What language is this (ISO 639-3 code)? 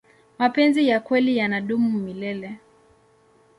swa